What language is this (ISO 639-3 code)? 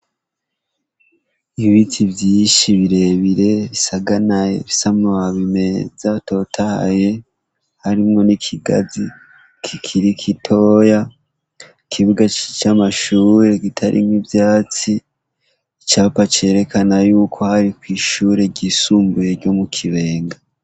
run